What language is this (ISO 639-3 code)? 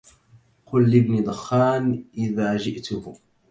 ara